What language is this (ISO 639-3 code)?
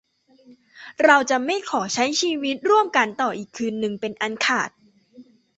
tha